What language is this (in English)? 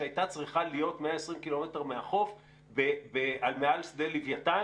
Hebrew